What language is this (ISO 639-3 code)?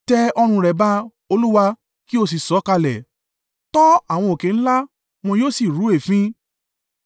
yor